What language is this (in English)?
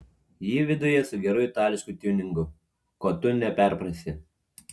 Lithuanian